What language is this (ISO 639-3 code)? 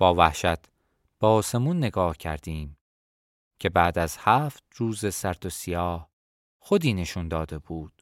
fas